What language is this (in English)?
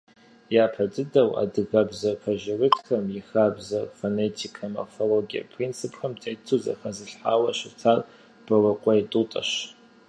Kabardian